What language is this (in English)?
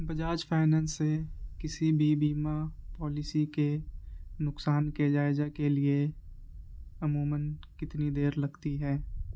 Urdu